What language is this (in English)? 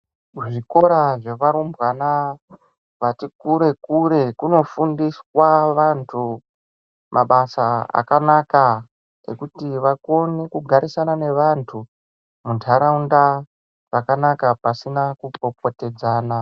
Ndau